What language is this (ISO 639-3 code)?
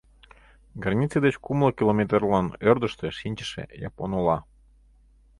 chm